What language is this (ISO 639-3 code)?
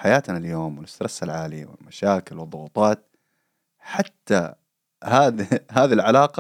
ara